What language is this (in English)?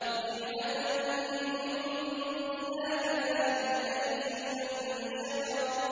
Arabic